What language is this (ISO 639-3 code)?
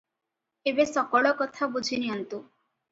ori